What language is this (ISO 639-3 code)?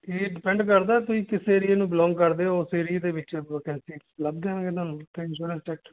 pan